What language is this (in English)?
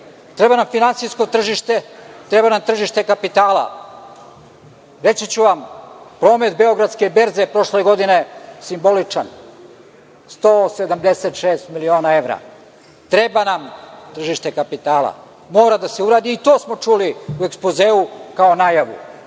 Serbian